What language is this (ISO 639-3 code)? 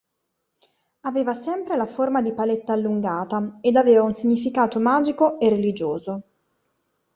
ita